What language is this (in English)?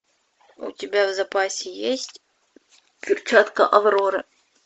Russian